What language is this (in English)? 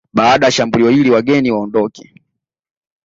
Swahili